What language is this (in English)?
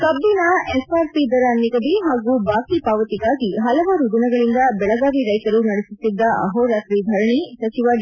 Kannada